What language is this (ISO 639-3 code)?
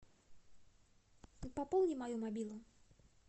rus